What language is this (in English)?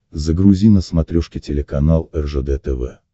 Russian